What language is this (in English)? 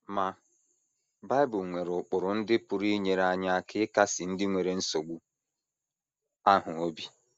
Igbo